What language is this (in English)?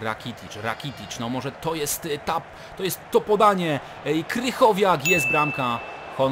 Polish